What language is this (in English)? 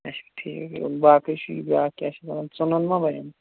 Kashmiri